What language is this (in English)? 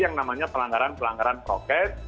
Indonesian